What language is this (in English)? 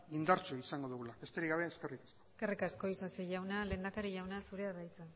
Basque